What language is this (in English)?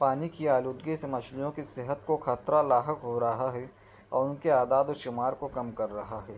Urdu